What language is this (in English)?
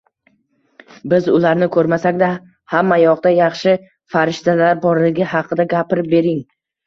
Uzbek